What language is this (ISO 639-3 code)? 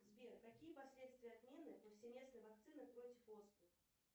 rus